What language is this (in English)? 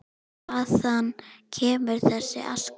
Icelandic